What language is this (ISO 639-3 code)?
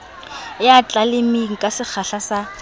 sot